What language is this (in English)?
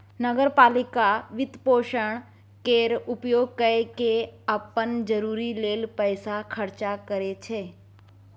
Maithili